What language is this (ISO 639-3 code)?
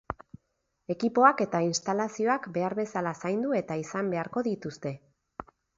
eus